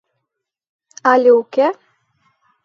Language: Mari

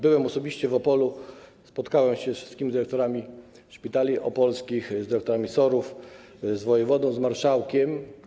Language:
Polish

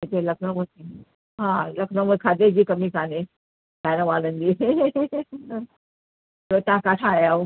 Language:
Sindhi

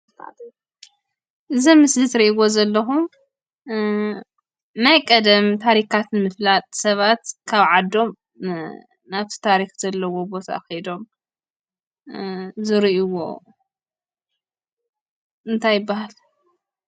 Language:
Tigrinya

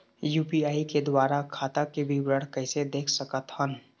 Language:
Chhattisgarhi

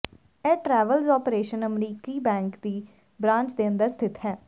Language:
Punjabi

